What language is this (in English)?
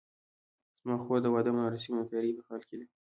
Pashto